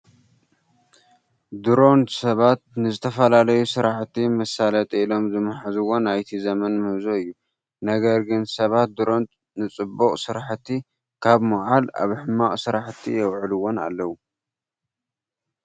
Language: Tigrinya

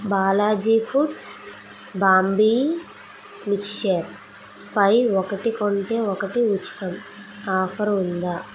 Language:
Telugu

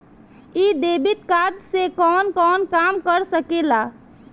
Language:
Bhojpuri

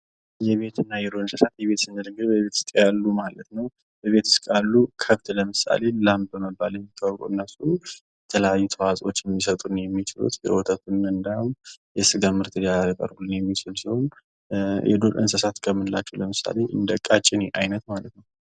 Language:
Amharic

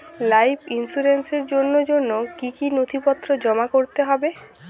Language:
Bangla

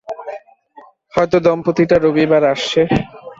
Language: Bangla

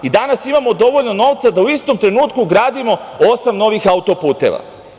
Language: Serbian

